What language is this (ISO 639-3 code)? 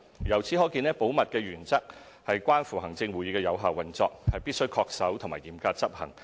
yue